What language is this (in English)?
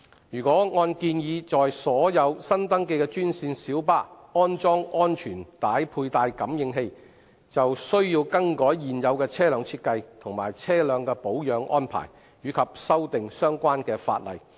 Cantonese